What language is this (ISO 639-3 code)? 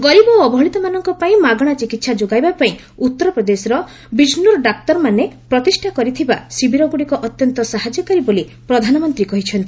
ori